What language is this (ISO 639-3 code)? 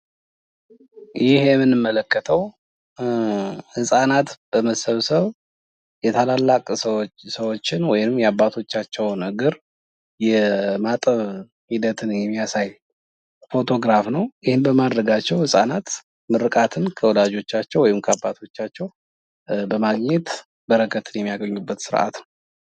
amh